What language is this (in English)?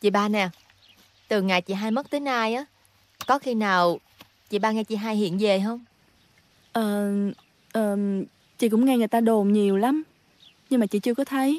Vietnamese